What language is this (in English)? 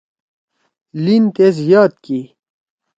Torwali